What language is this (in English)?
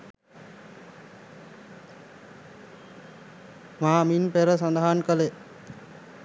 Sinhala